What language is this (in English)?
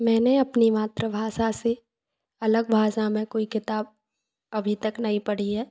Hindi